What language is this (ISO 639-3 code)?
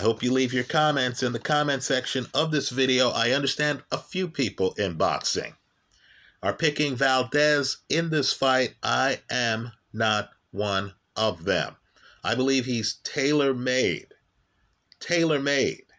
eng